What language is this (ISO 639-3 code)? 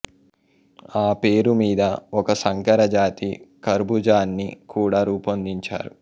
tel